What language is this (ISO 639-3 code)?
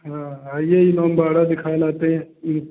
hin